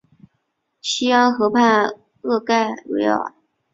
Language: Chinese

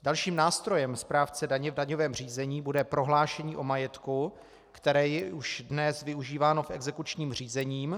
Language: Czech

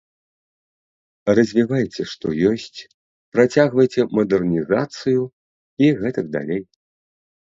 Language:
Belarusian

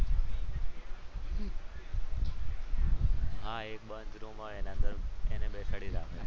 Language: Gujarati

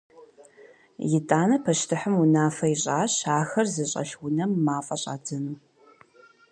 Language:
Kabardian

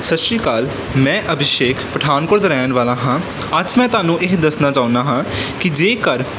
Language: Punjabi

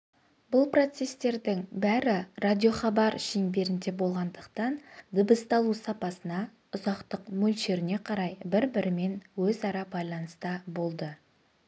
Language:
Kazakh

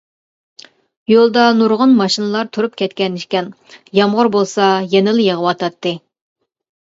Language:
Uyghur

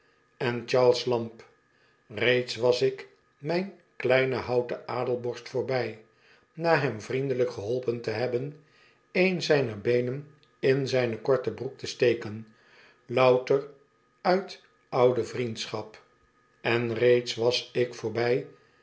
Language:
Dutch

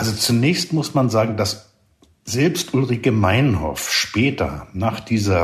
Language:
German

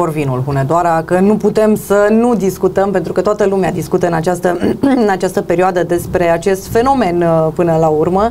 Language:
Romanian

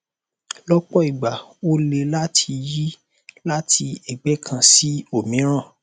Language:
Yoruba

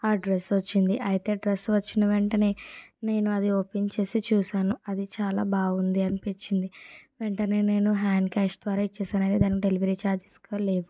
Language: Telugu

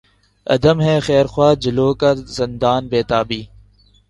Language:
Urdu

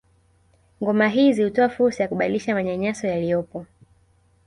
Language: Swahili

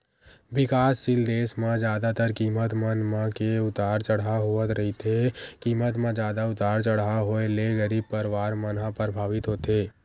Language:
Chhattisgarhi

